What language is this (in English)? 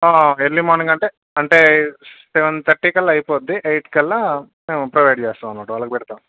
Telugu